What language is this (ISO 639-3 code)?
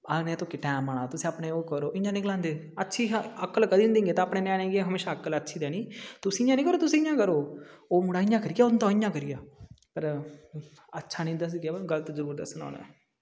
doi